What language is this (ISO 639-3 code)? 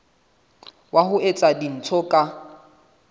sot